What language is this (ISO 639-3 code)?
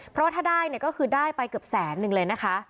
tha